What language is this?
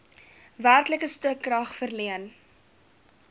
Afrikaans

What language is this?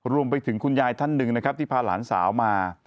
Thai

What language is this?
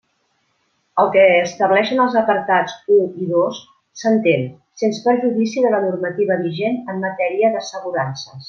Catalan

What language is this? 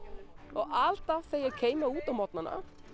Icelandic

